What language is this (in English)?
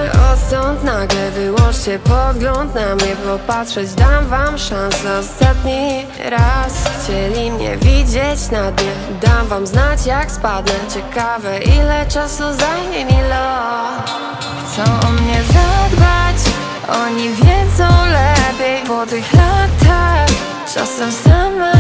Polish